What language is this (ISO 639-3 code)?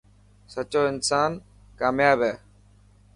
mki